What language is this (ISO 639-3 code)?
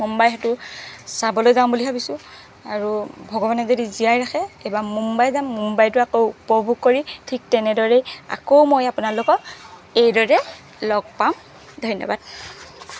asm